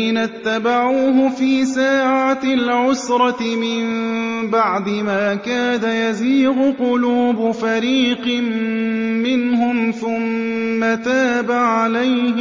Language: Arabic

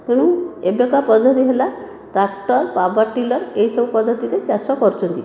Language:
Odia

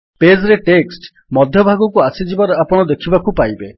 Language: Odia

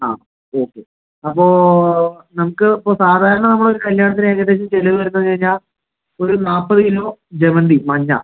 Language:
Malayalam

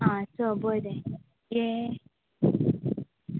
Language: Konkani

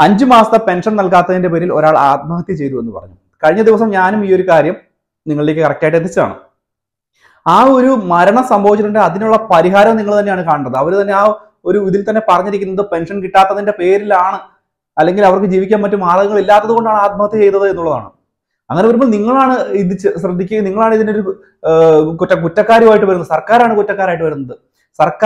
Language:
Malayalam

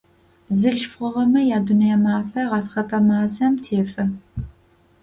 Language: Adyghe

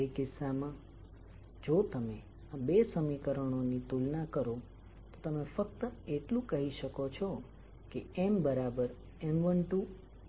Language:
Gujarati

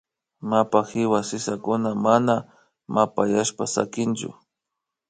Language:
Imbabura Highland Quichua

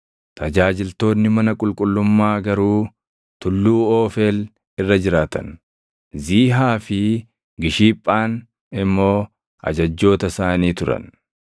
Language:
Oromo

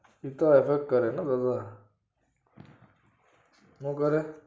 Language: Gujarati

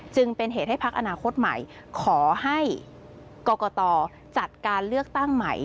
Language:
Thai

